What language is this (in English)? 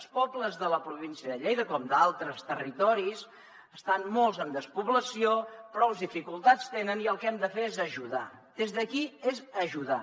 Catalan